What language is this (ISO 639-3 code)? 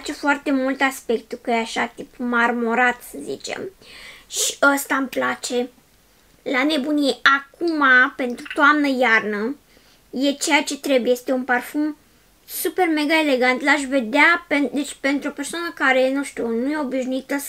ron